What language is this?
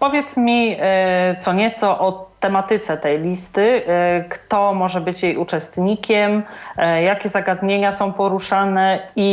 Polish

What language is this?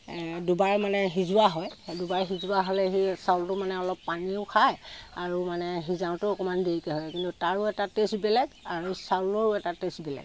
Assamese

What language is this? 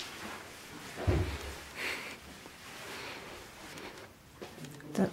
Russian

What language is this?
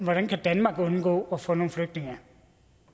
Danish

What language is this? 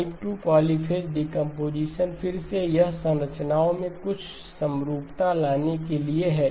Hindi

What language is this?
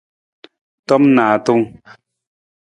Nawdm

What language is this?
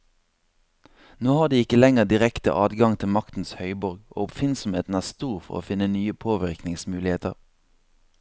Norwegian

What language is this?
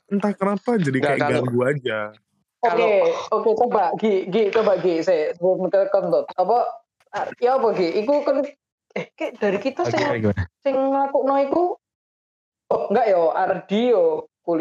Indonesian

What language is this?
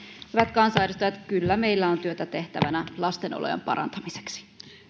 Finnish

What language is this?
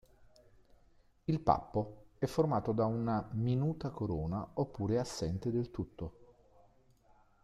Italian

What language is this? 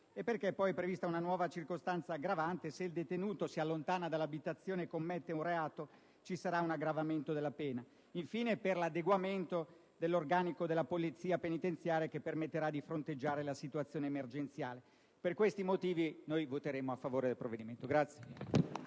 Italian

